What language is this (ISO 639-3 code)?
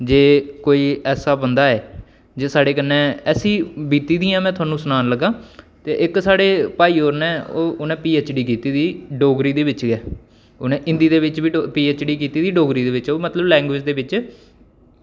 doi